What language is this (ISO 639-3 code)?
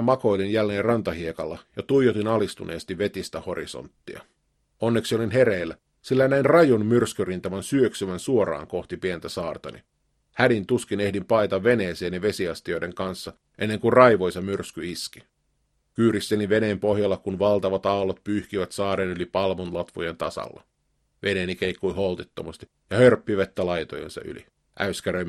fin